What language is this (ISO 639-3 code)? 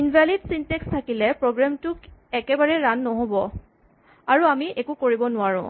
asm